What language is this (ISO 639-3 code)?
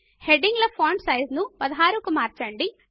tel